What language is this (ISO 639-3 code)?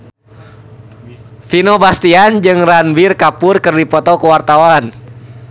sun